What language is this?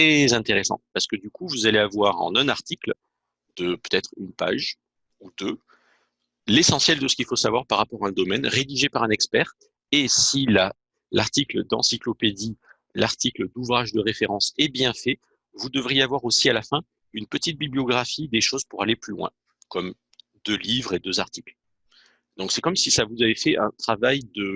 French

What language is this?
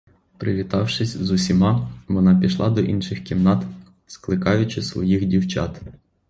Ukrainian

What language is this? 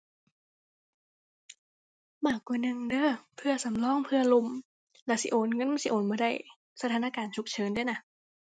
Thai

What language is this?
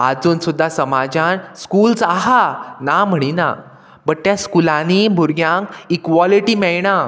Konkani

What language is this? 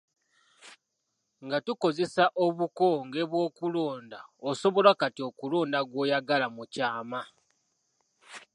Ganda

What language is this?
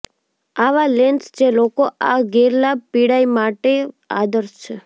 Gujarati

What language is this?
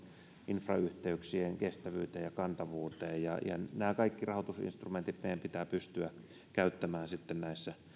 Finnish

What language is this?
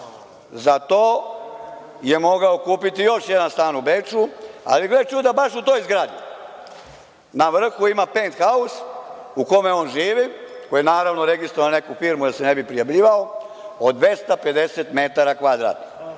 Serbian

